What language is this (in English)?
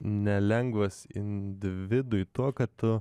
Lithuanian